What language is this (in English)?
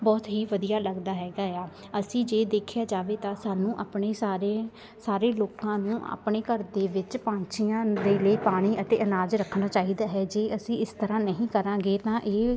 Punjabi